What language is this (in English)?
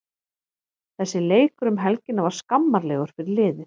Icelandic